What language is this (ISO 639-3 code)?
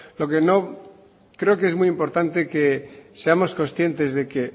spa